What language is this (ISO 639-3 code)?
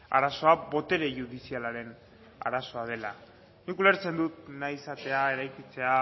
eus